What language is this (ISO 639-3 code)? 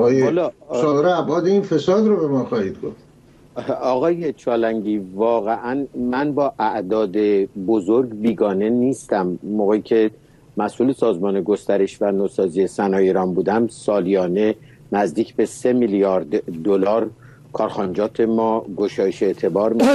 fas